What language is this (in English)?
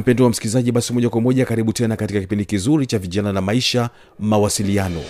Swahili